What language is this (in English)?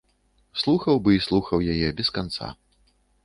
Belarusian